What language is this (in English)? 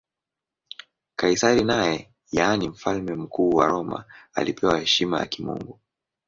Swahili